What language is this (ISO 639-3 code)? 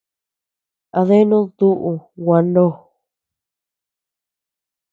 cux